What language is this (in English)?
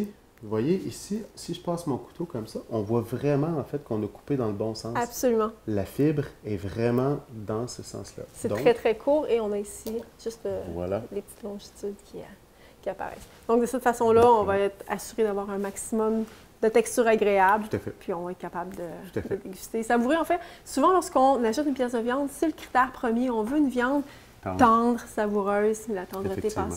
French